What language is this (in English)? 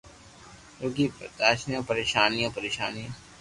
Loarki